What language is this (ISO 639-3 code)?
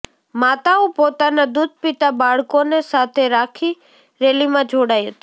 guj